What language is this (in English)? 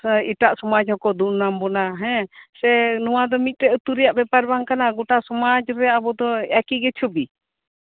Santali